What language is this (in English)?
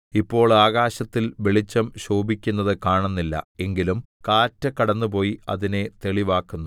Malayalam